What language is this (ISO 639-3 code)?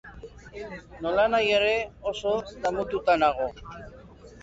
eus